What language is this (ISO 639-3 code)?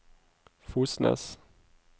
nor